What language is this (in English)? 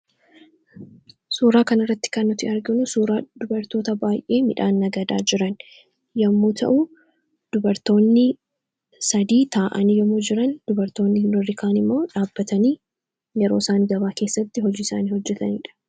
Oromo